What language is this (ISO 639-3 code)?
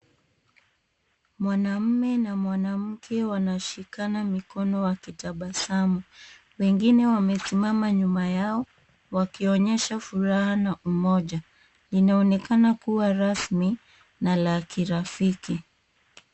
swa